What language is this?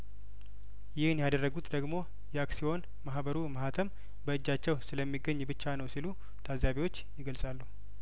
Amharic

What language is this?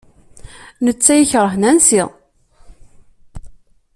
Kabyle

